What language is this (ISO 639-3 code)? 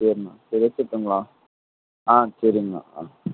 tam